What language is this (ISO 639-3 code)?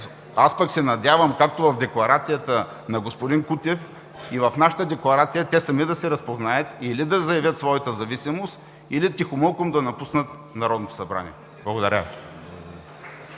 bul